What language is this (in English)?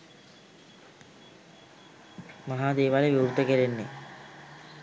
Sinhala